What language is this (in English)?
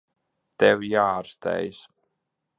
Latvian